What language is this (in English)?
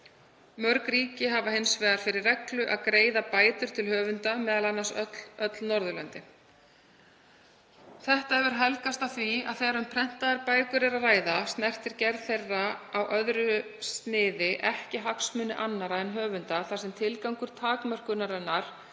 Icelandic